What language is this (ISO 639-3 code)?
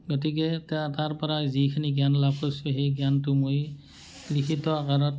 asm